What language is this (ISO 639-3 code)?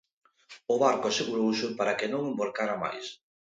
glg